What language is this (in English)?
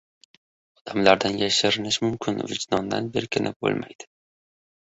Uzbek